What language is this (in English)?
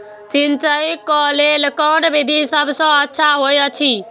Maithili